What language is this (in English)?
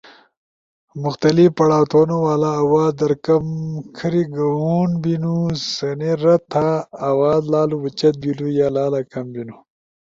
Ushojo